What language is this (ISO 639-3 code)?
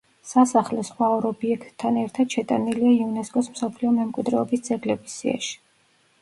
kat